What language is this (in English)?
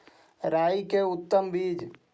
Magahi